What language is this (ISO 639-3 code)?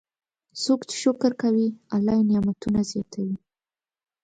pus